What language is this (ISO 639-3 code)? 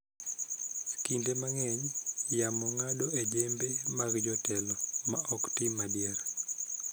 luo